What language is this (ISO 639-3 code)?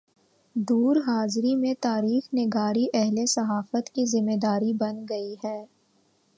urd